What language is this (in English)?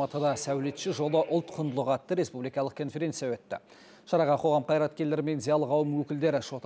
Turkish